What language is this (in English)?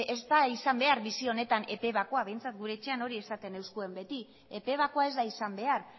Basque